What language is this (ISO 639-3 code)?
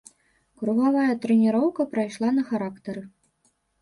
bel